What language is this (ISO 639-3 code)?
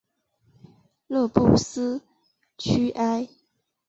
zho